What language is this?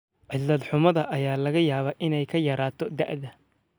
Somali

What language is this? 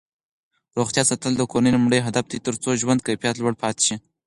Pashto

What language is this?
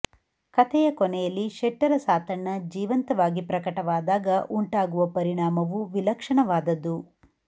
Kannada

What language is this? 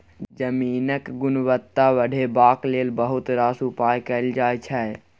Maithili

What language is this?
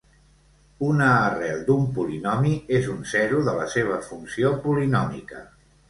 Catalan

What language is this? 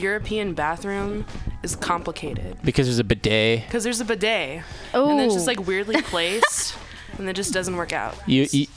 English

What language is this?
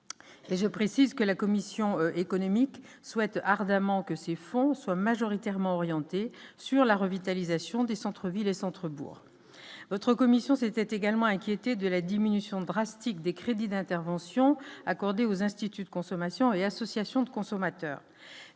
French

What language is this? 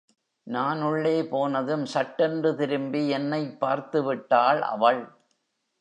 Tamil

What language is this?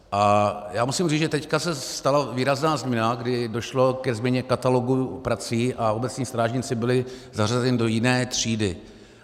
Czech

